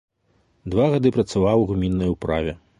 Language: Belarusian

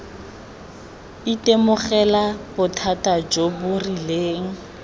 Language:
Tswana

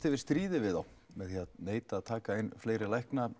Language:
Icelandic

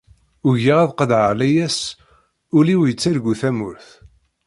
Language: Kabyle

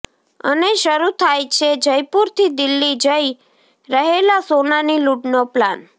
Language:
Gujarati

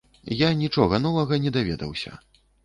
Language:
Belarusian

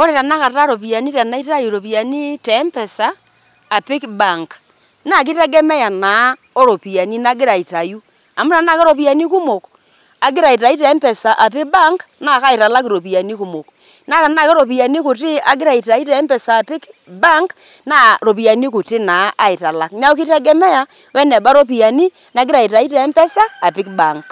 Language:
Masai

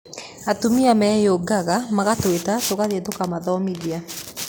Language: Kikuyu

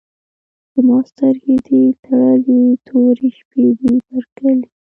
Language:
Pashto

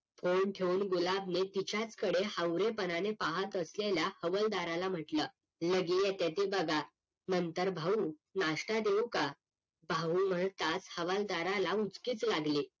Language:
Marathi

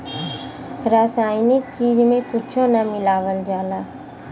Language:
Bhojpuri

